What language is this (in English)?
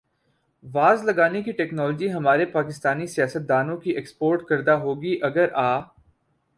Urdu